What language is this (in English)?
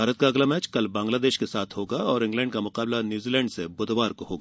Hindi